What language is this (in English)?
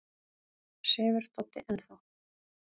Icelandic